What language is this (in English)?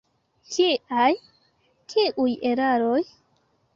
Esperanto